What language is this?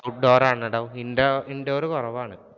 Malayalam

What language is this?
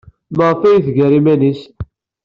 Kabyle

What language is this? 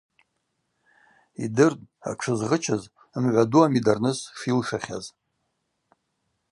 Abaza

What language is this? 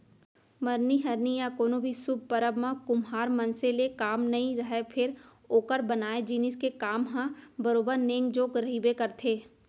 Chhattisgarhi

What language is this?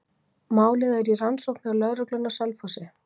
Icelandic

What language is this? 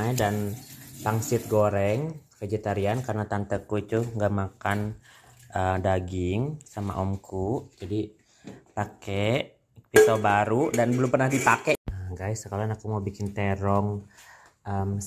Indonesian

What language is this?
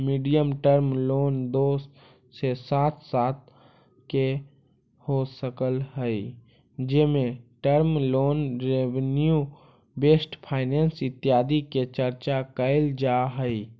Magahi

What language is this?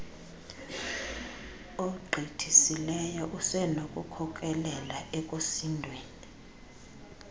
Xhosa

